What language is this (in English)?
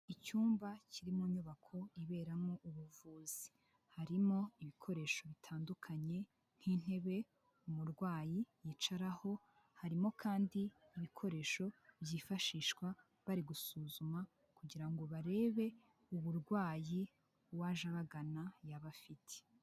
Kinyarwanda